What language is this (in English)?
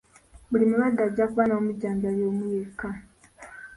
Ganda